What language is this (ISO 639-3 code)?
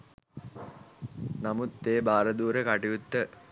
sin